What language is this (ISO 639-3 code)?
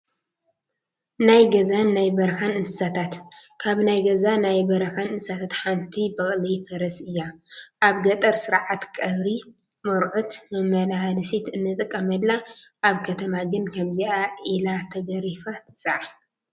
tir